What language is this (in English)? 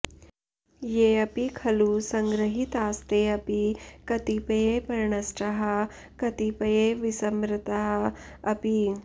Sanskrit